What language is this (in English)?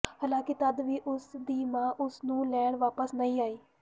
Punjabi